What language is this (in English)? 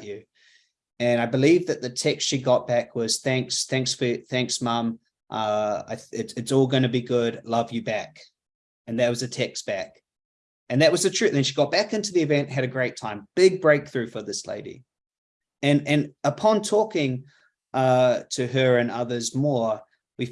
English